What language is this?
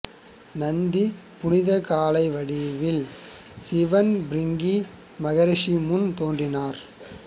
Tamil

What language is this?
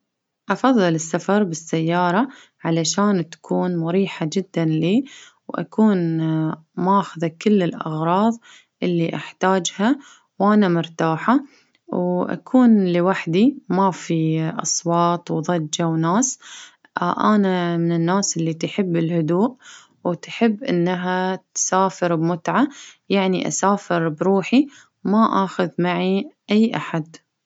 Baharna Arabic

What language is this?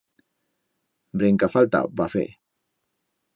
Aragonese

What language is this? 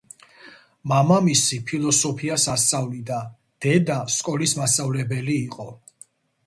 Georgian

